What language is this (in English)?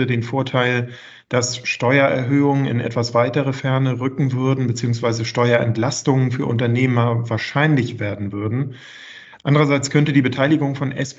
German